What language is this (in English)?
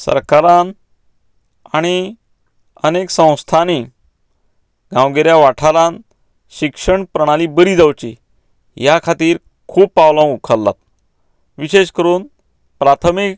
Konkani